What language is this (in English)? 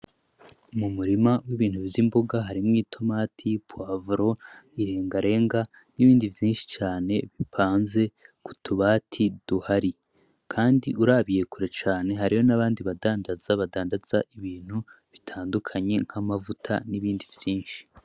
Rundi